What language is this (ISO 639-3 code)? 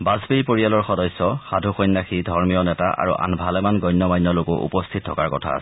asm